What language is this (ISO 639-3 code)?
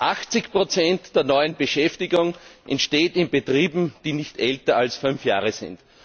deu